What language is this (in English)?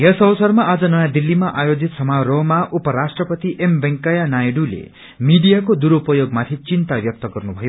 Nepali